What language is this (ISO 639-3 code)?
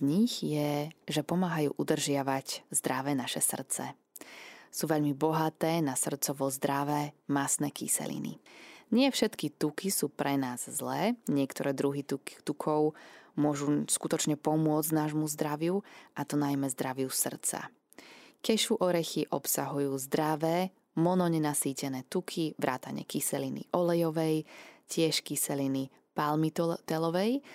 slk